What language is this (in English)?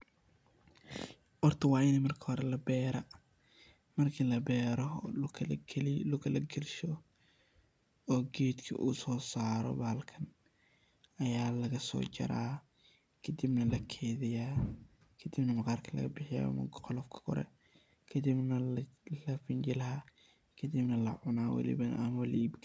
Somali